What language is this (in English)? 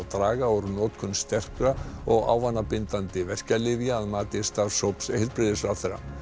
Icelandic